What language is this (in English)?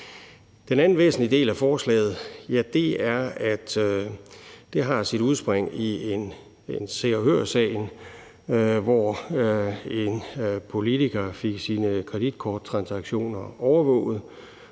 Danish